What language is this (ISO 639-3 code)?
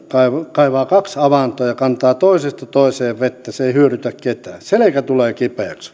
fin